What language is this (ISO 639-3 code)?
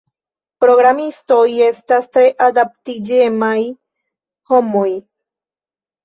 epo